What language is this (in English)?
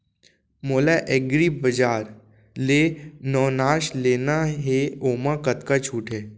Chhattisgarhi